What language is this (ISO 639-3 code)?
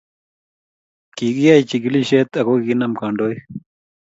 kln